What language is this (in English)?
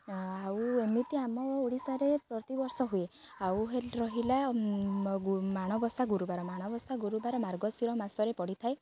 Odia